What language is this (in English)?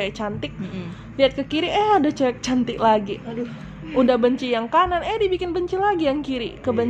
Indonesian